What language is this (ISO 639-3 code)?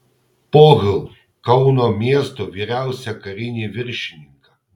lit